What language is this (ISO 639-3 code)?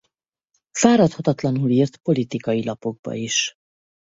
hun